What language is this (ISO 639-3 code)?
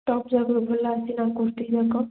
ori